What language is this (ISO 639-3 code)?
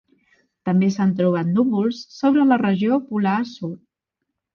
cat